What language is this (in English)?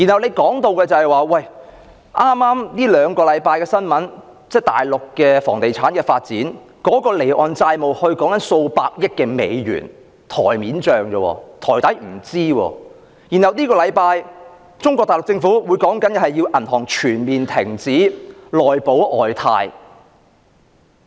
Cantonese